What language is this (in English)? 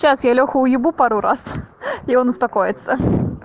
Russian